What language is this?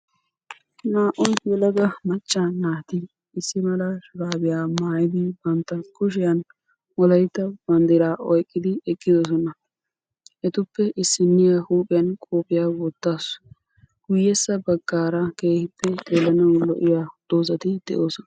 Wolaytta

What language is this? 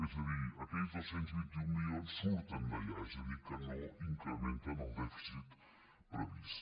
Catalan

